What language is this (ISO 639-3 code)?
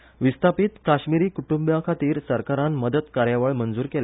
kok